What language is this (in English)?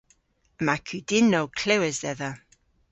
Cornish